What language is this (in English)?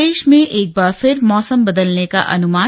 Hindi